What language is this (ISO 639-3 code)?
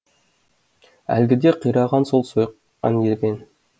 kaz